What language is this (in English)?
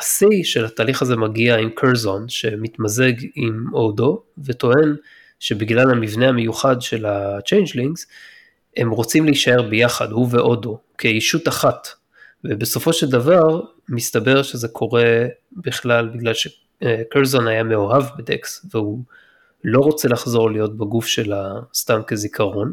Hebrew